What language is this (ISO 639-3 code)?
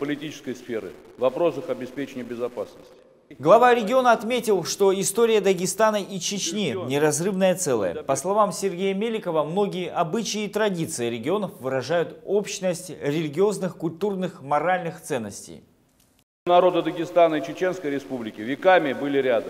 rus